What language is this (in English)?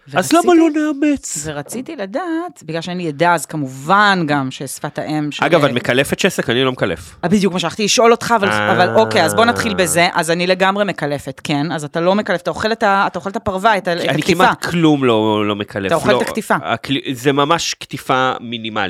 Hebrew